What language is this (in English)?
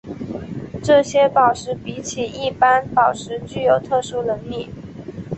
Chinese